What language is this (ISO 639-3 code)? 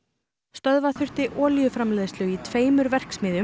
isl